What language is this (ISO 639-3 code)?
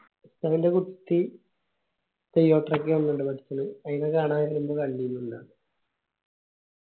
mal